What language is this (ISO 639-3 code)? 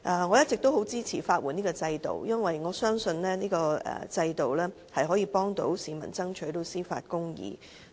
yue